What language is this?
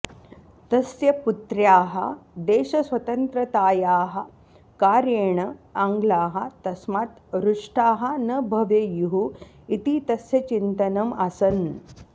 Sanskrit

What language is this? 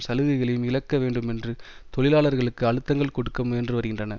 Tamil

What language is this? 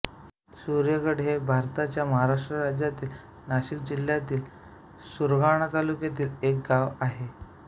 Marathi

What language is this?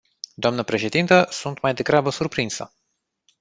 Romanian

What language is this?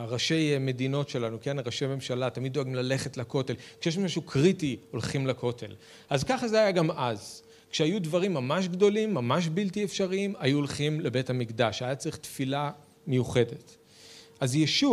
Hebrew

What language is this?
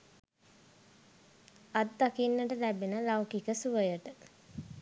Sinhala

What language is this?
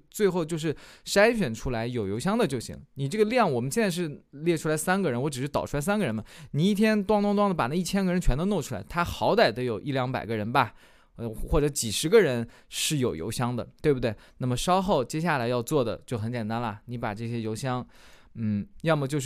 Chinese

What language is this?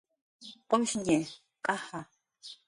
Jaqaru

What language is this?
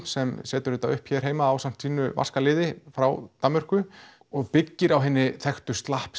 Icelandic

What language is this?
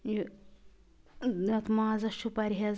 Kashmiri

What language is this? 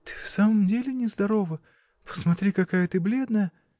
Russian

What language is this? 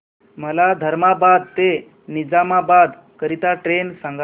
Marathi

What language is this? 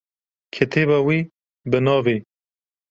Kurdish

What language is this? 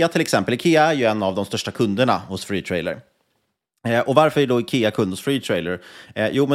Swedish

